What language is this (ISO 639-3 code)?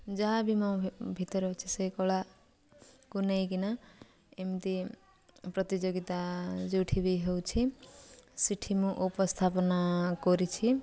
ori